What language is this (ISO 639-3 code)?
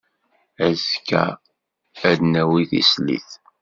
kab